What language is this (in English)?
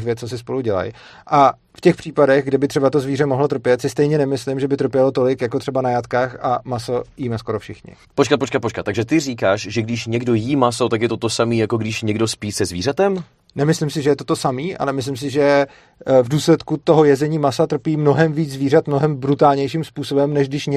Czech